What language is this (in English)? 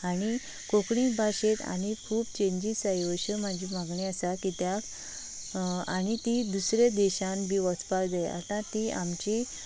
Konkani